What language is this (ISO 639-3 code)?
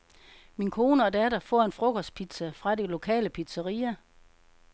dan